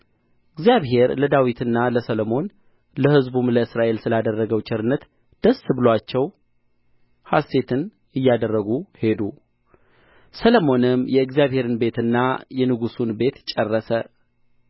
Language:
Amharic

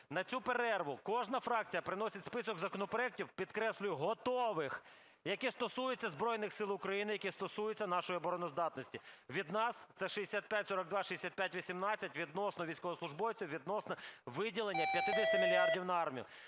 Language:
Ukrainian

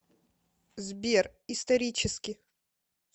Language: Russian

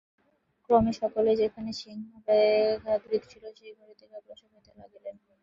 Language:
Bangla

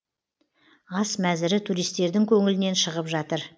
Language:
Kazakh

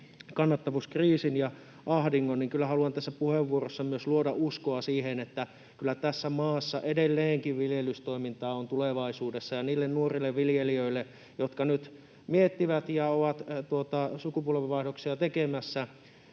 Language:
Finnish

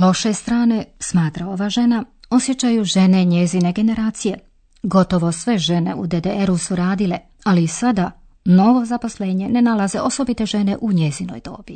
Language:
Croatian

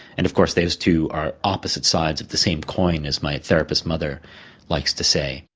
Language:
English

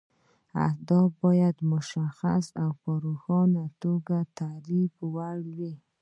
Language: Pashto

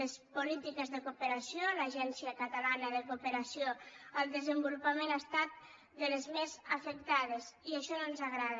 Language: Catalan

